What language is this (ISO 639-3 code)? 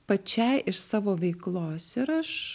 lit